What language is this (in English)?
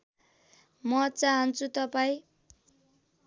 Nepali